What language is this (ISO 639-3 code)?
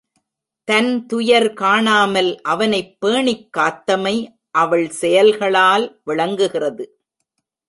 tam